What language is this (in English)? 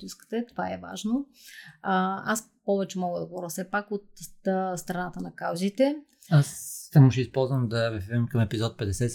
Bulgarian